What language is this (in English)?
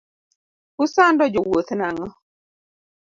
Luo (Kenya and Tanzania)